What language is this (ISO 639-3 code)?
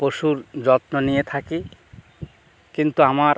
ben